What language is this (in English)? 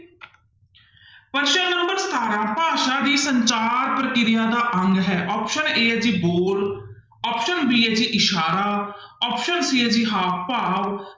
Punjabi